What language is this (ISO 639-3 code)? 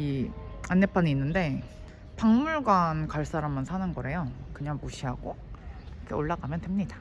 kor